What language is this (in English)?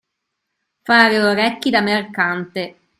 Italian